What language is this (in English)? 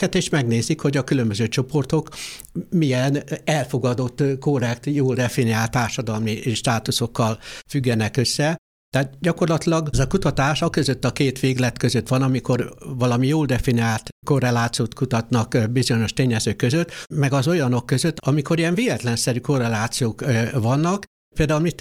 Hungarian